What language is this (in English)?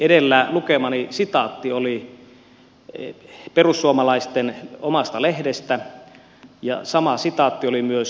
Finnish